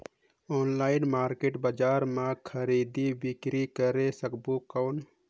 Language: Chhattisgarhi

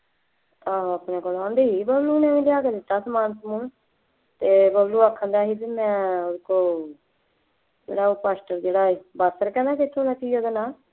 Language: Punjabi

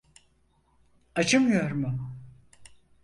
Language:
Turkish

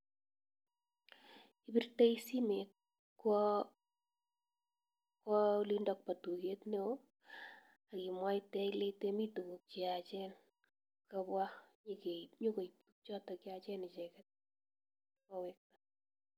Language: Kalenjin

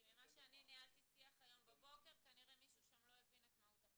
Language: Hebrew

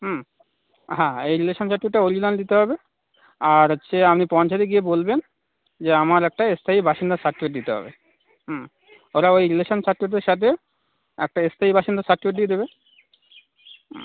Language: Bangla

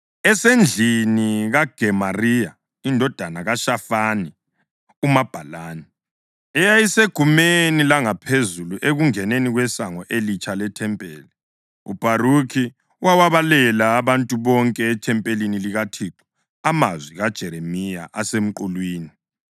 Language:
North Ndebele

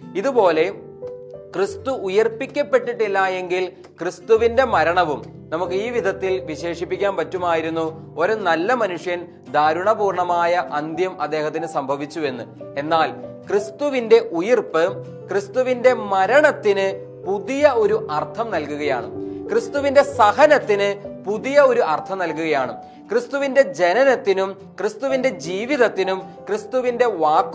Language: Malayalam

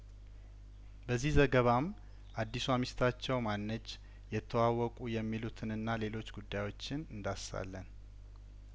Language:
Amharic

